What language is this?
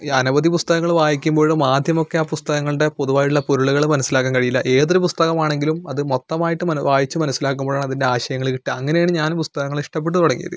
Malayalam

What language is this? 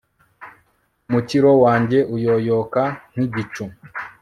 Kinyarwanda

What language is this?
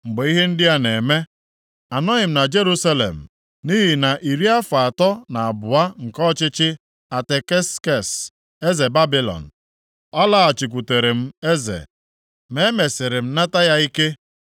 Igbo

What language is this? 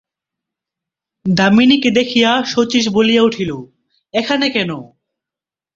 Bangla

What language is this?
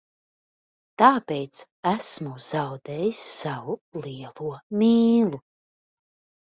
Latvian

